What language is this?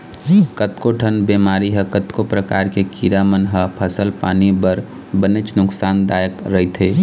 Chhattisgarhi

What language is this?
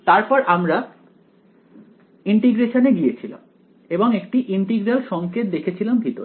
Bangla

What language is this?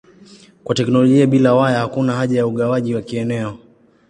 Swahili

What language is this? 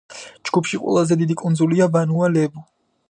Georgian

